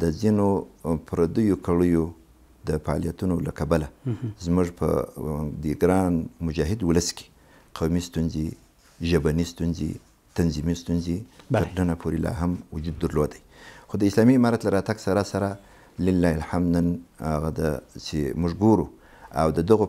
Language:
Arabic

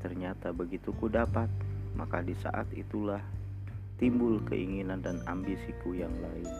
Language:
Indonesian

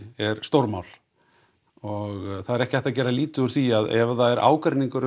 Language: Icelandic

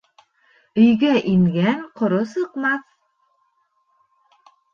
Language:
Bashkir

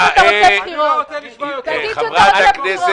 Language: Hebrew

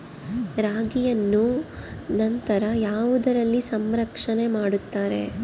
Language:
Kannada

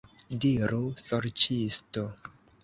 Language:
Esperanto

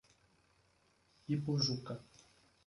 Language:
Portuguese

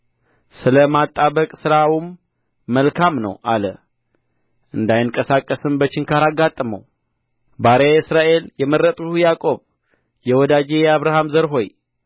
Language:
Amharic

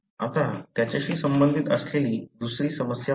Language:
Marathi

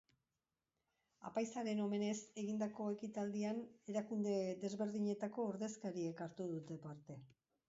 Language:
Basque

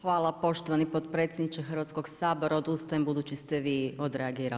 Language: Croatian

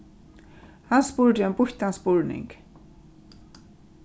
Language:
Faroese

